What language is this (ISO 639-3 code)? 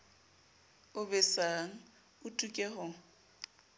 sot